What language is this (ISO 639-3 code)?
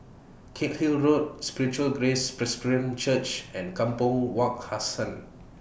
eng